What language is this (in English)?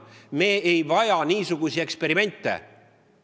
Estonian